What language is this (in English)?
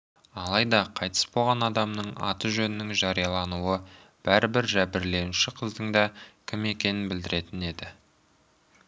Kazakh